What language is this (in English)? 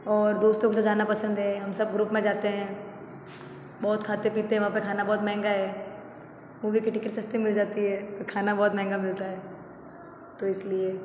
Hindi